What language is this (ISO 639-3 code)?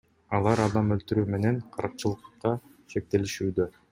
kir